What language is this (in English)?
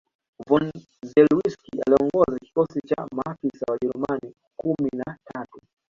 Swahili